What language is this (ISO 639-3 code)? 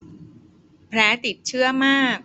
tha